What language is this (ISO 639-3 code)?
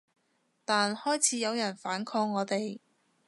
yue